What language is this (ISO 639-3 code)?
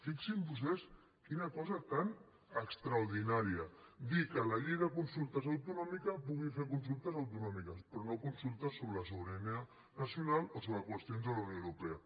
cat